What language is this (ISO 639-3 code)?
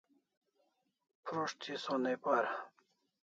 kls